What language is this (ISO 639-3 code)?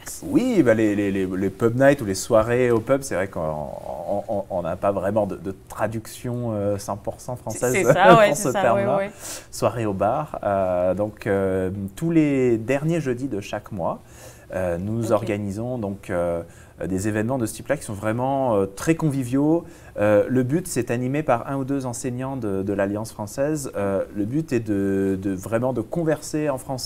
fra